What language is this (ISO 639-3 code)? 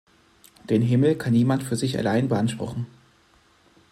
deu